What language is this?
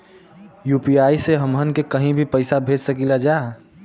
Bhojpuri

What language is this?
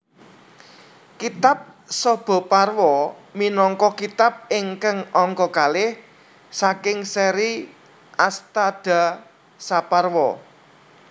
Javanese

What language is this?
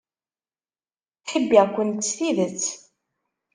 Kabyle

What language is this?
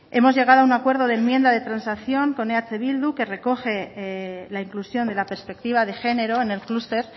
Spanish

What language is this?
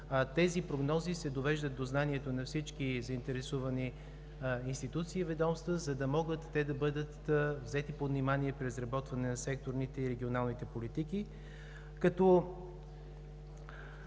Bulgarian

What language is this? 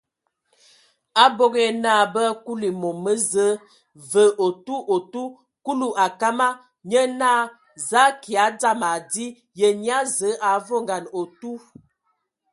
Ewondo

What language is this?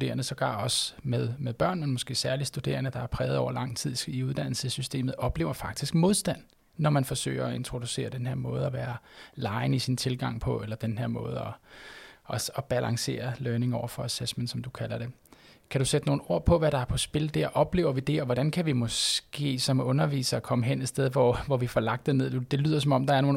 Danish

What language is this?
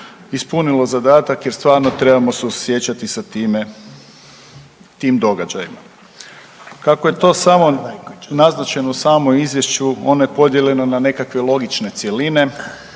Croatian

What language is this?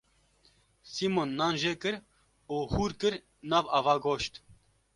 Kurdish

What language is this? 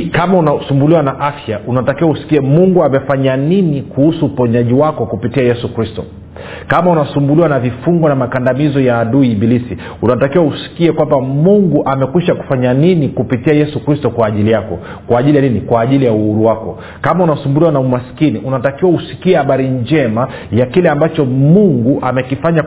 Swahili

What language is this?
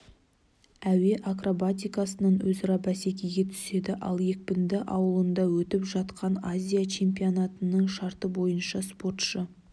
Kazakh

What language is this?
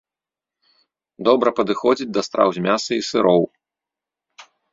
Belarusian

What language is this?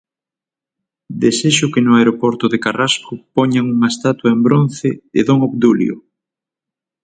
Galician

